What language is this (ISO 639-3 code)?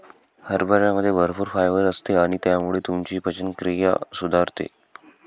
mar